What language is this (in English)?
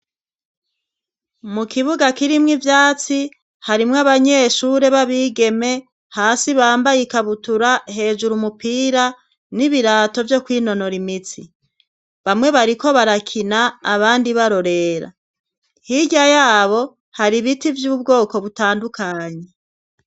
Rundi